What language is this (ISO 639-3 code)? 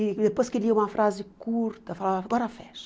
por